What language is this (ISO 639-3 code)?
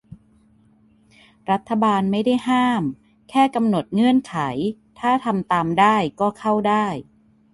tha